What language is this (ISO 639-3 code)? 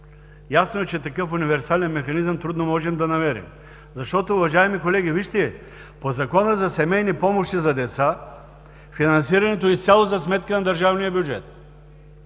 bul